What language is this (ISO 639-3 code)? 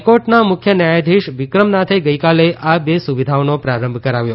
guj